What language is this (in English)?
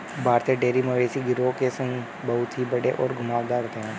Hindi